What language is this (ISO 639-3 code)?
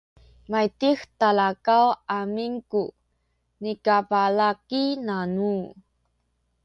szy